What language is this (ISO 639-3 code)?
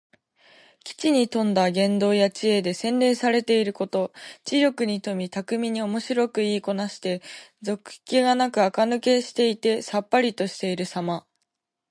jpn